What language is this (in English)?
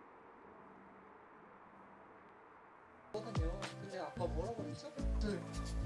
Korean